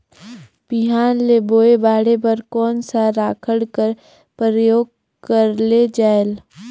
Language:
Chhattisgarhi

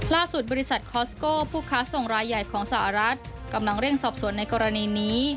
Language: Thai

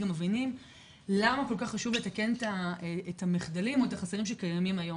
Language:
Hebrew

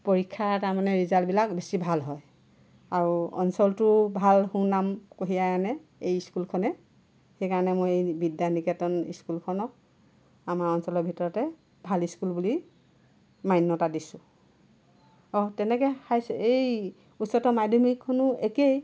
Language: Assamese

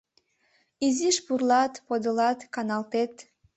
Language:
Mari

